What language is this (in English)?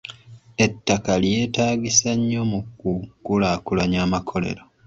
Ganda